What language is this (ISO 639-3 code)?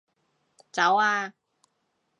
yue